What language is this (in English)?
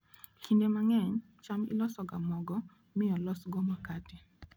Luo (Kenya and Tanzania)